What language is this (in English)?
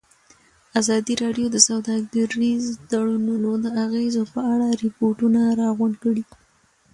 Pashto